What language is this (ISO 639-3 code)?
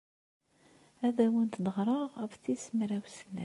kab